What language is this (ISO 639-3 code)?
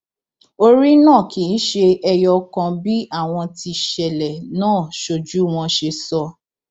yor